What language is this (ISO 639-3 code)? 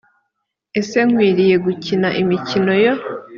kin